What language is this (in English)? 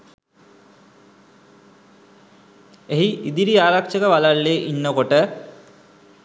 Sinhala